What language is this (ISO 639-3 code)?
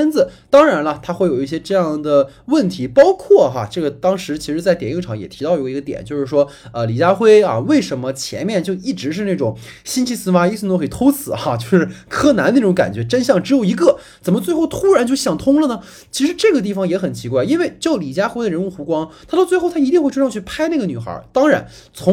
zho